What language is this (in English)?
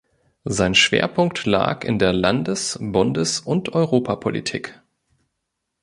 German